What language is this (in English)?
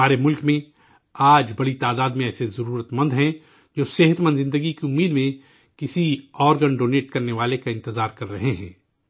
Urdu